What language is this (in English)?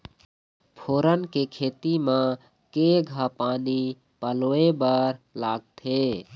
Chhattisgarhi